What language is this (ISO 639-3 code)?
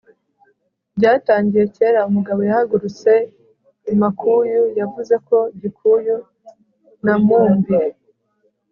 kin